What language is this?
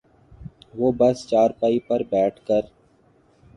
Urdu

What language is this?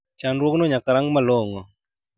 Luo (Kenya and Tanzania)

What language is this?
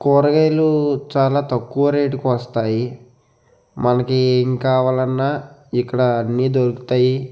Telugu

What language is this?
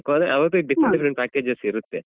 Kannada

